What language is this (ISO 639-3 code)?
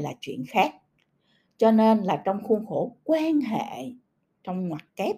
vie